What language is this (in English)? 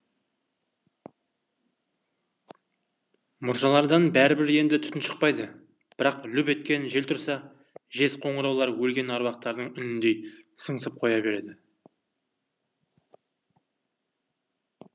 Kazakh